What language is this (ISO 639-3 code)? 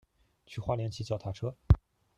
zho